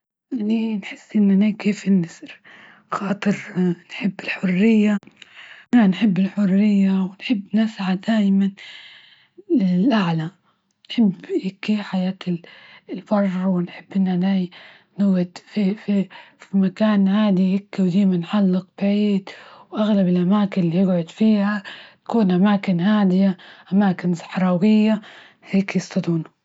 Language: Libyan Arabic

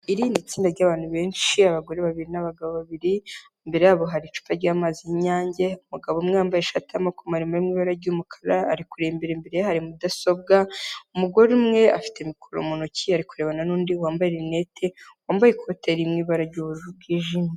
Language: Kinyarwanda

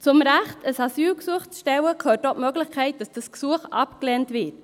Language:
Swiss German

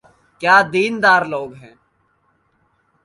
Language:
Urdu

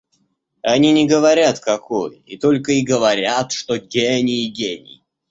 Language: Russian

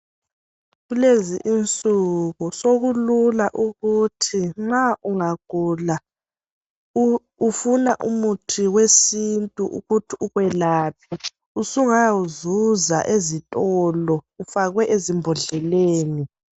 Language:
North Ndebele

